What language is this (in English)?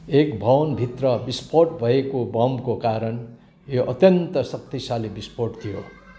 Nepali